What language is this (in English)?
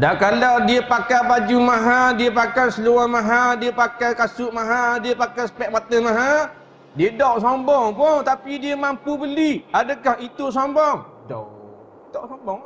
Malay